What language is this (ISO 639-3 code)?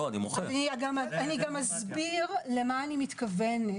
heb